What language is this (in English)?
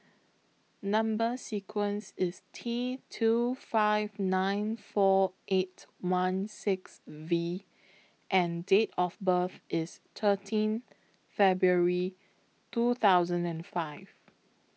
English